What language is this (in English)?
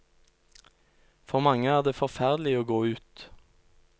Norwegian